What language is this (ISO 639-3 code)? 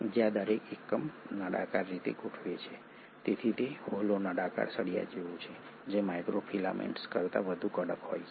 guj